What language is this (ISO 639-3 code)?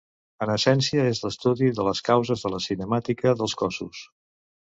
cat